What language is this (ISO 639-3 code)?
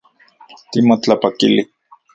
ncx